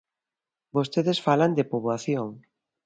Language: Galician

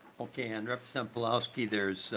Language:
English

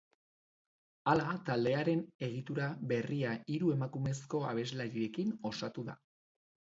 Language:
Basque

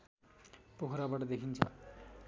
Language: Nepali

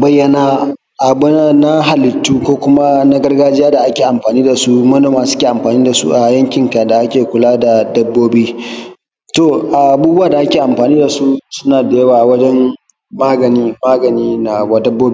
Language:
Hausa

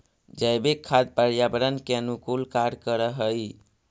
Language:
Magahi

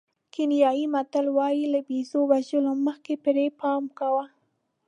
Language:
Pashto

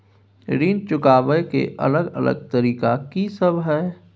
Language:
Maithili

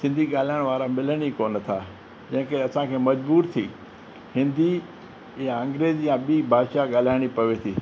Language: Sindhi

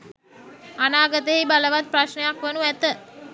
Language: Sinhala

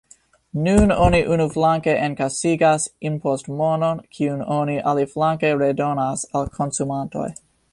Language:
Esperanto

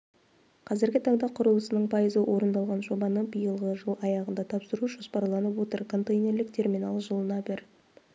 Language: Kazakh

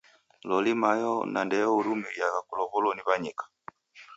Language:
Taita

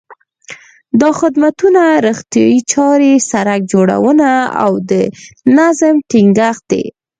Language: Pashto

